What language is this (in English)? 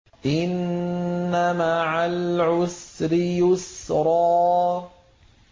Arabic